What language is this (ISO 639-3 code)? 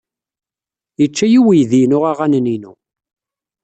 kab